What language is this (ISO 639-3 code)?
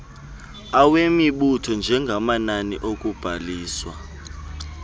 xho